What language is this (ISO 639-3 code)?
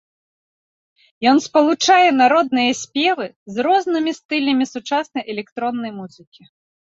bel